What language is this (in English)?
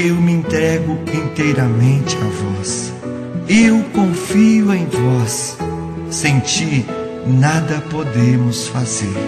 Portuguese